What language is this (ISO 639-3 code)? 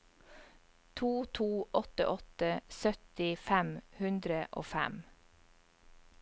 nor